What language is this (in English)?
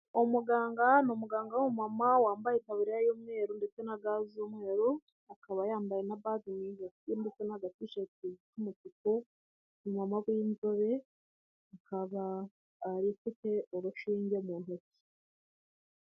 Kinyarwanda